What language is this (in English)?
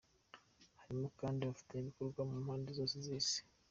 Kinyarwanda